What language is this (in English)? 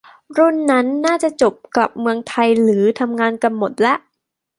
Thai